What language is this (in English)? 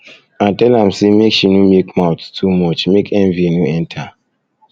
Nigerian Pidgin